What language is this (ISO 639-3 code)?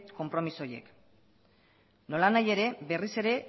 eus